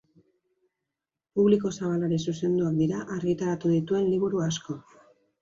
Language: Basque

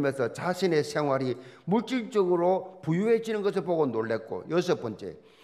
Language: Korean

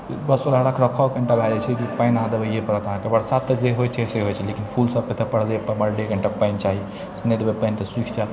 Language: Maithili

